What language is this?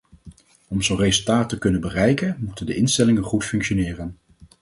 Dutch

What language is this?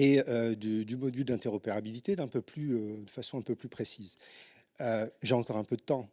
French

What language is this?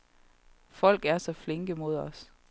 Danish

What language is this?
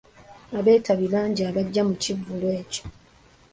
Ganda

